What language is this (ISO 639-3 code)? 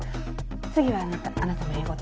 jpn